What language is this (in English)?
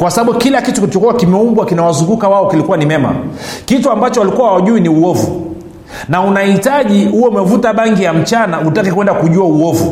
Swahili